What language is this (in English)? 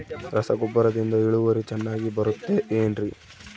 Kannada